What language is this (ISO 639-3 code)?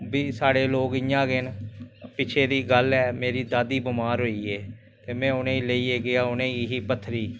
doi